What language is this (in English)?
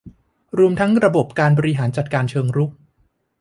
Thai